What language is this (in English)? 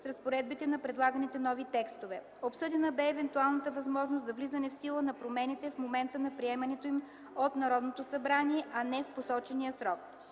Bulgarian